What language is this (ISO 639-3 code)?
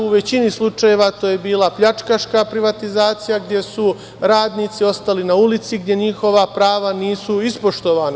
srp